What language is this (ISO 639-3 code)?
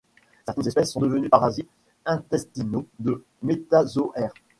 fra